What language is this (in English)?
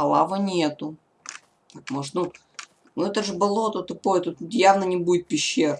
Russian